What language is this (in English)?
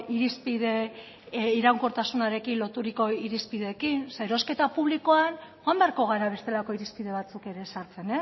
Basque